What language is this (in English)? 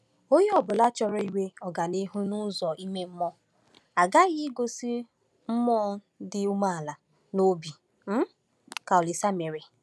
Igbo